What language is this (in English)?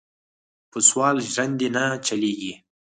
Pashto